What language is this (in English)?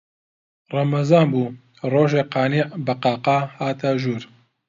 Central Kurdish